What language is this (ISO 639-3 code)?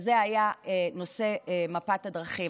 heb